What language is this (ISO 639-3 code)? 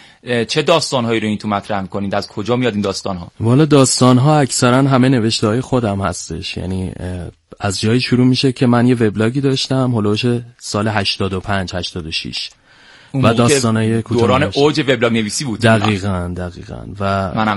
fas